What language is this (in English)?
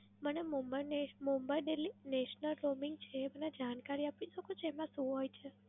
Gujarati